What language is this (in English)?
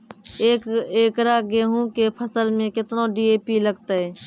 Maithili